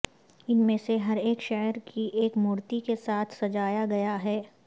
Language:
Urdu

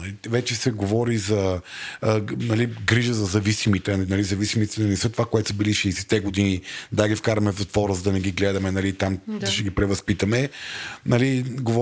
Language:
Bulgarian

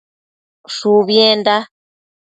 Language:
Matsés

